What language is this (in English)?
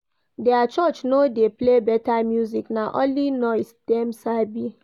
Nigerian Pidgin